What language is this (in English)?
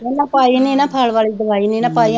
Punjabi